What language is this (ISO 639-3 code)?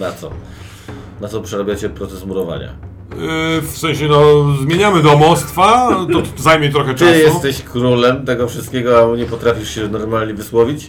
pol